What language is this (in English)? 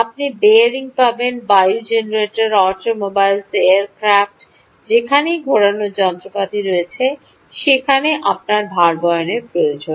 Bangla